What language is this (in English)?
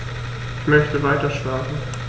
German